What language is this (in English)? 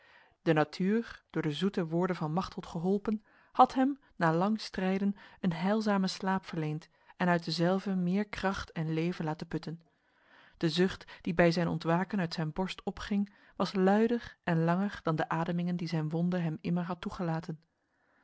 Dutch